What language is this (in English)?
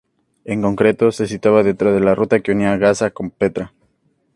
Spanish